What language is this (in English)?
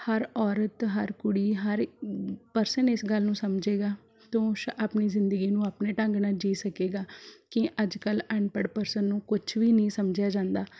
Punjabi